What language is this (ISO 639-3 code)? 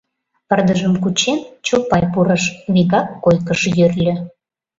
chm